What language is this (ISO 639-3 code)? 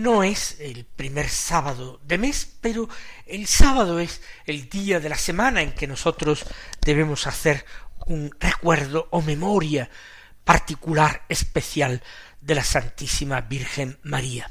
spa